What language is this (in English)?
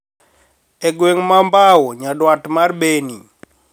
Luo (Kenya and Tanzania)